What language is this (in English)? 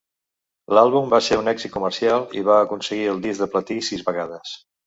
Catalan